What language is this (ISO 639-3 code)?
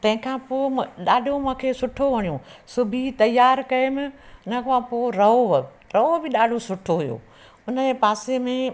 snd